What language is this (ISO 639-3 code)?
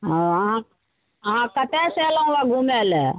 mai